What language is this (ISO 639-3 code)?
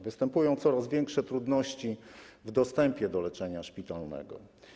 pol